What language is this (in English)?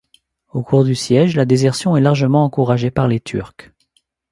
French